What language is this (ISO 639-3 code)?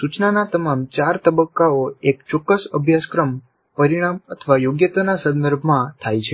guj